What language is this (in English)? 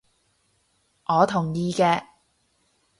Cantonese